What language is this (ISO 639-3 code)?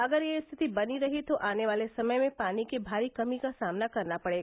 hin